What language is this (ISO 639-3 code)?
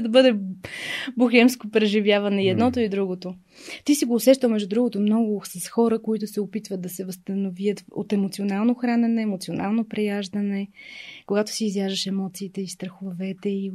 bul